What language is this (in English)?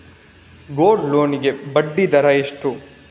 Kannada